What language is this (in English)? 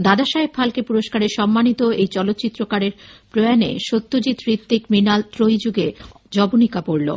Bangla